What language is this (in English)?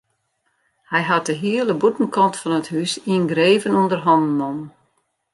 Western Frisian